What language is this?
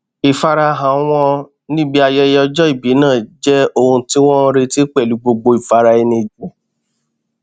Yoruba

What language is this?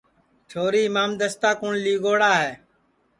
Sansi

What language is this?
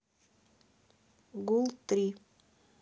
Russian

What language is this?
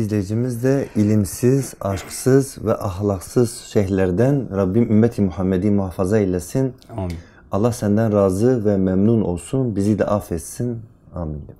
Turkish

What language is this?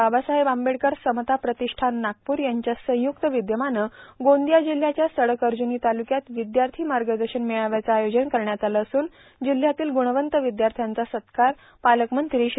Marathi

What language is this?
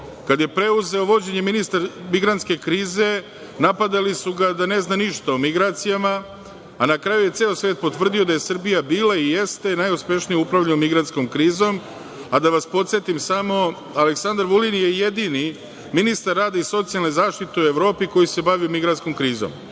Serbian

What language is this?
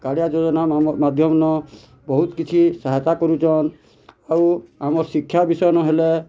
Odia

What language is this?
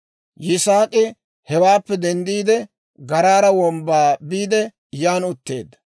Dawro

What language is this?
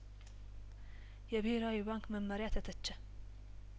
Amharic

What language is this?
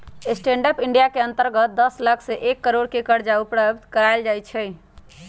Magahi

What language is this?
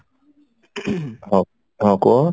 Odia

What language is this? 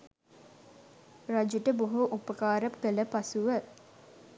Sinhala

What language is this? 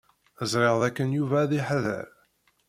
Kabyle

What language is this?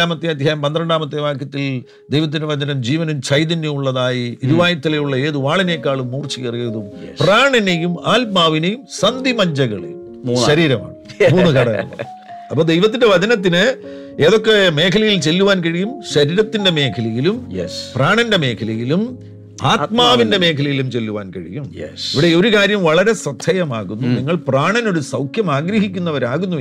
Malayalam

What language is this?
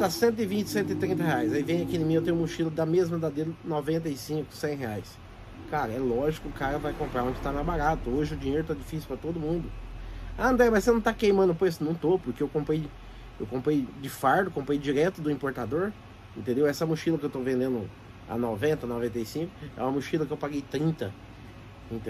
Portuguese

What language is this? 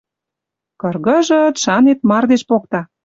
Western Mari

